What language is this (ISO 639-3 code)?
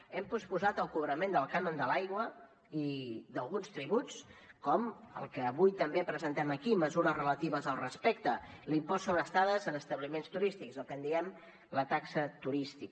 cat